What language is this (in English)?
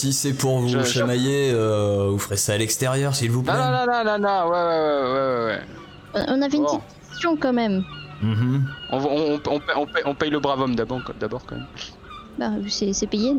French